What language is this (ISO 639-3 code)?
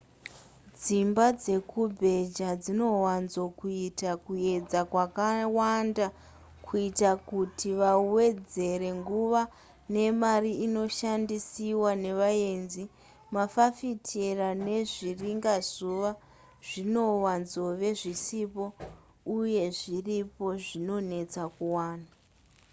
sna